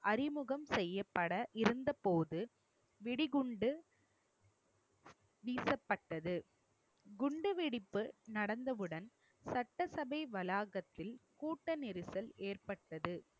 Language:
Tamil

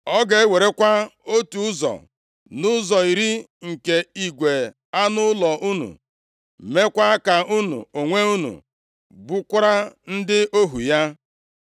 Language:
Igbo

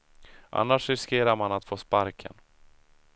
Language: Swedish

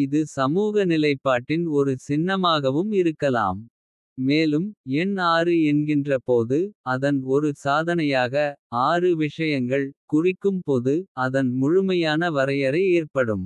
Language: Kota (India)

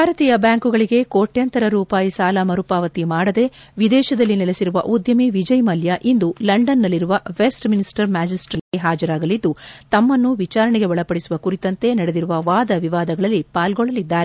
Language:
Kannada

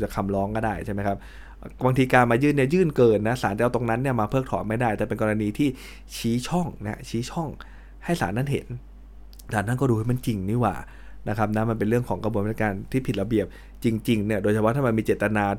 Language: Thai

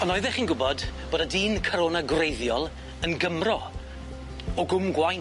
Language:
Welsh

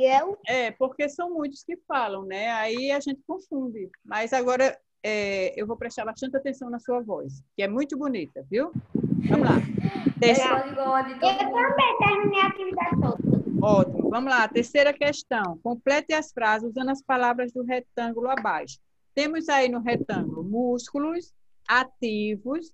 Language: Portuguese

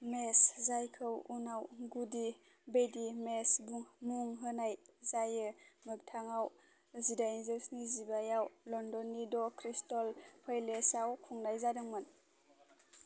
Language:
Bodo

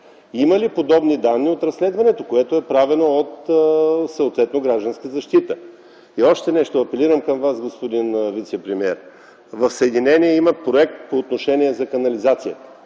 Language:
Bulgarian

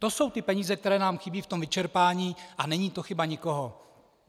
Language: Czech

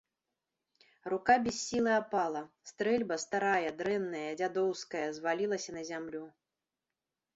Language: Belarusian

